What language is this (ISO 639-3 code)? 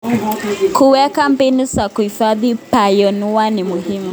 kln